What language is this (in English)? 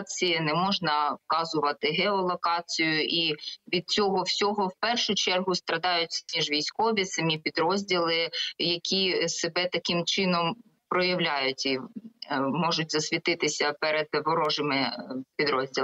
Ukrainian